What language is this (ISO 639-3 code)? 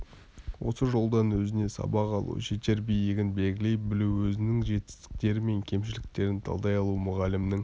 kaz